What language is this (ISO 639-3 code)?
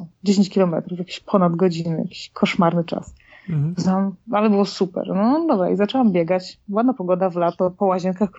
pol